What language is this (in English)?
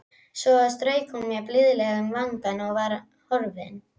Icelandic